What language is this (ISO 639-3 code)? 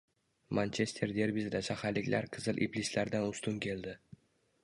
uzb